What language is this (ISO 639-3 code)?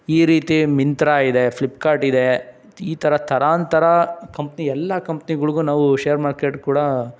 kan